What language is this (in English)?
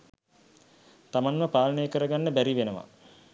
Sinhala